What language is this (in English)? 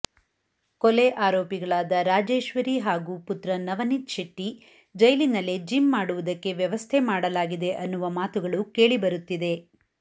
Kannada